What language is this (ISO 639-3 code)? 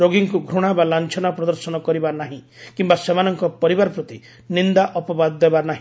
ori